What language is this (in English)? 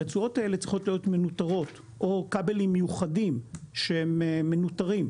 Hebrew